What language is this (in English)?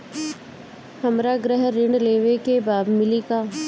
Bhojpuri